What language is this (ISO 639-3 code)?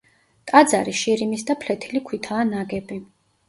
kat